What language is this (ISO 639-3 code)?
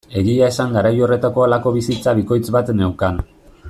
eus